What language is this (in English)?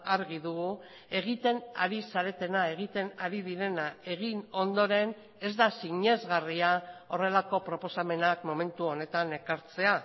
Basque